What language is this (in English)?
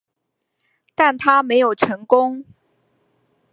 Chinese